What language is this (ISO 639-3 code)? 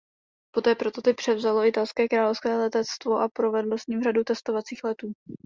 ces